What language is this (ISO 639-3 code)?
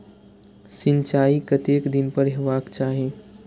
mai